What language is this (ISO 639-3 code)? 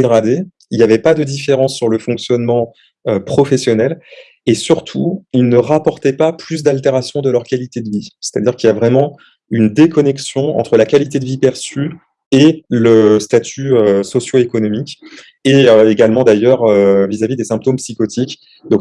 fra